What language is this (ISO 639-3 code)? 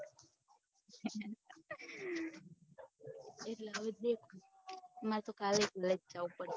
guj